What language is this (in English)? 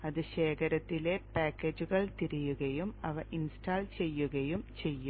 Malayalam